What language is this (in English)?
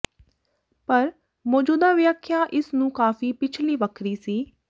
Punjabi